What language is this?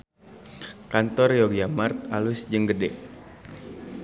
Sundanese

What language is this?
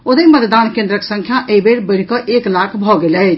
Maithili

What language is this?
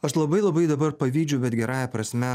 Lithuanian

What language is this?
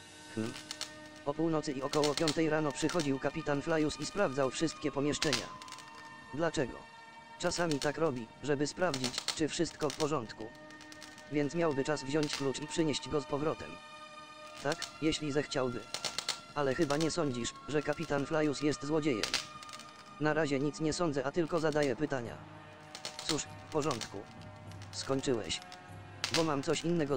Polish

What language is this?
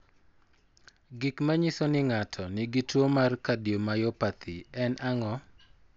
Luo (Kenya and Tanzania)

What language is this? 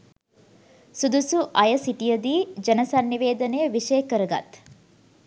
Sinhala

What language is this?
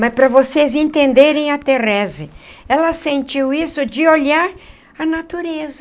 Portuguese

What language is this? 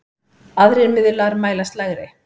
Icelandic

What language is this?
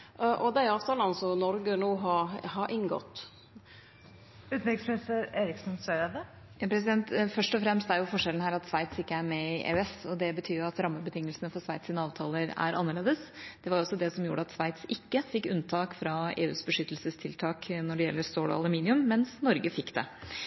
Norwegian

